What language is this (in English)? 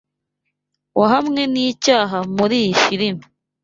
Kinyarwanda